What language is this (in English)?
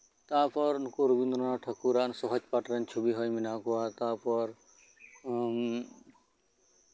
Santali